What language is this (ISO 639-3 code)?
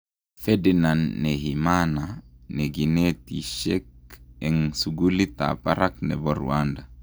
kln